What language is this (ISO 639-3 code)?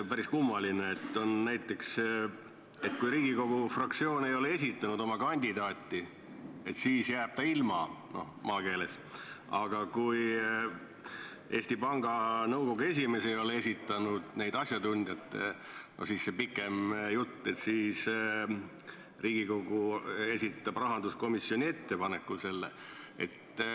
est